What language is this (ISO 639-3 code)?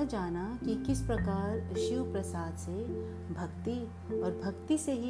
hin